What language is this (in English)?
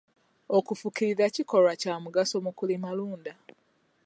Ganda